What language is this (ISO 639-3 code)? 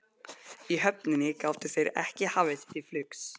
isl